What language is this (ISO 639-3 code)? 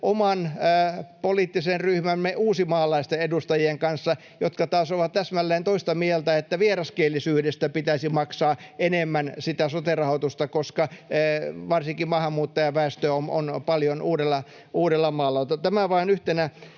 fin